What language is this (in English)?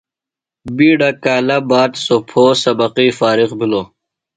Phalura